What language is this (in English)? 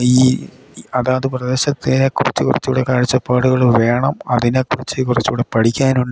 Malayalam